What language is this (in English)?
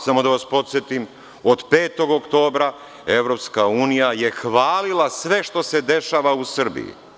Serbian